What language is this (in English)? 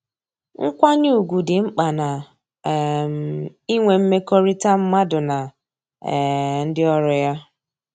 Igbo